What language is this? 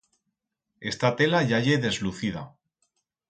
Aragonese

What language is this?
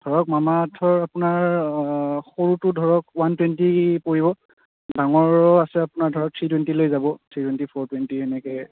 Assamese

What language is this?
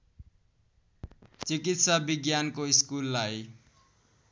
Nepali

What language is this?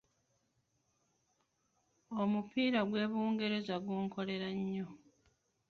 Ganda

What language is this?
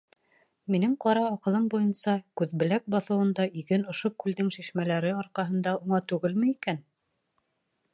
Bashkir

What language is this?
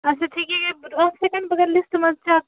Kashmiri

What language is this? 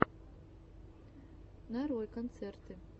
Russian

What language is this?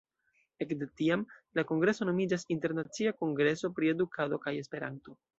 Esperanto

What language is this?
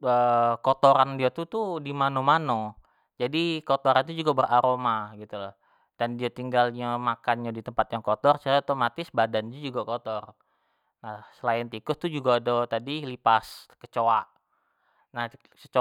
Jambi Malay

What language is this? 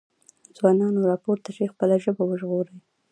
Pashto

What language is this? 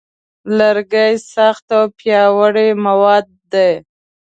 Pashto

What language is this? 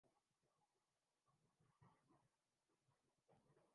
Urdu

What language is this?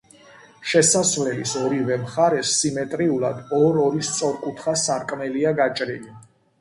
Georgian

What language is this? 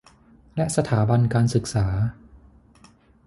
Thai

